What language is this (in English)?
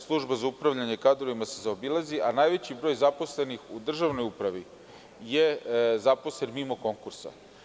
Serbian